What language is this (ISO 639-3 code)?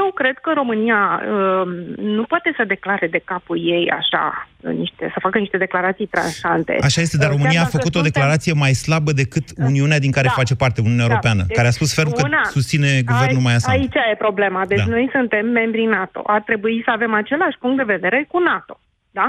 ron